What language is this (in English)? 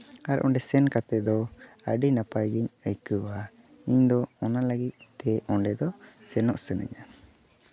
Santali